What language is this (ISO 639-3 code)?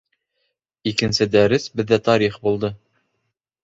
bak